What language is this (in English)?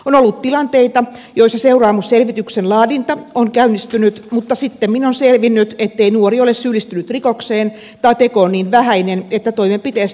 Finnish